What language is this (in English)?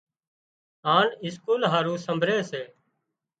Wadiyara Koli